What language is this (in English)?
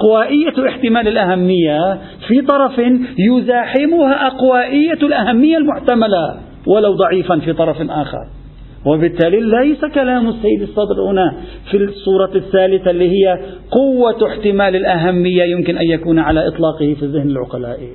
Arabic